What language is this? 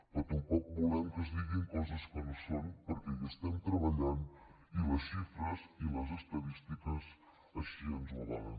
Catalan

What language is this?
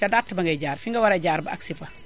Wolof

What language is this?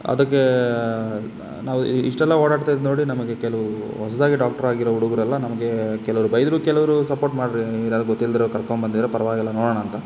Kannada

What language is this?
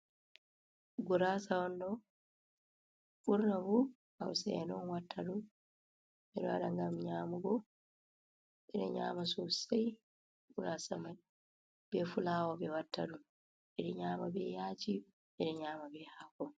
Fula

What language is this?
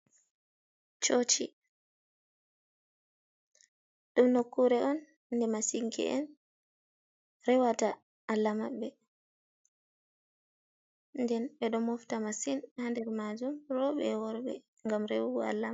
Fula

